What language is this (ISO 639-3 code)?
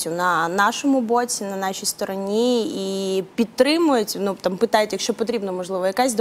ukr